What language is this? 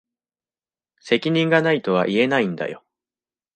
Japanese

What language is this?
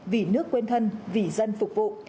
Vietnamese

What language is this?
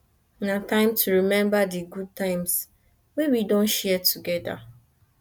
Nigerian Pidgin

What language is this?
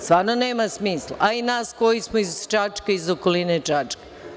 Serbian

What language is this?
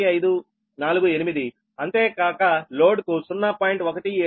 Telugu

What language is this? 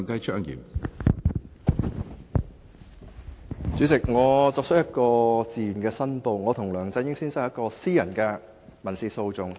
Cantonese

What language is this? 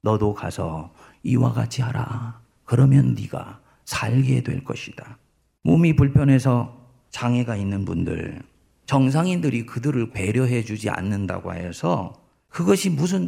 Korean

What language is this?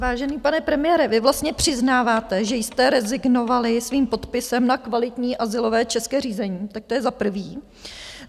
Czech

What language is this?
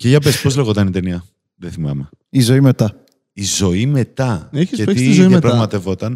Greek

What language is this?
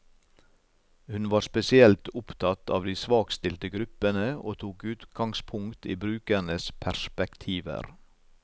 Norwegian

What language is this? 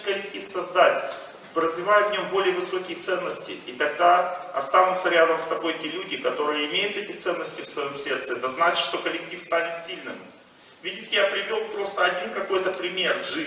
Russian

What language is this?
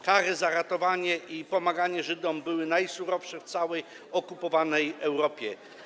Polish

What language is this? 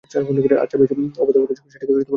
Bangla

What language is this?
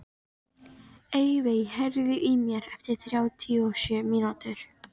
Icelandic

